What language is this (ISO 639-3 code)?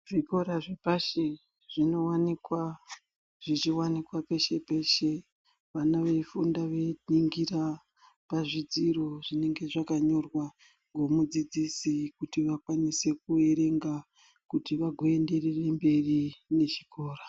ndc